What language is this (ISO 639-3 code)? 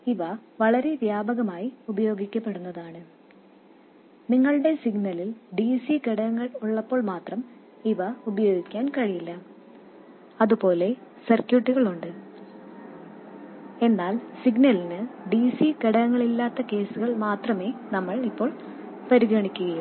mal